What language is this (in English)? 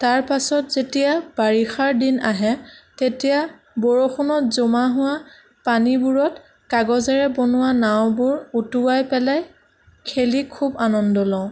Assamese